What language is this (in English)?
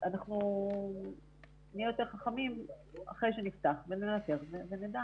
Hebrew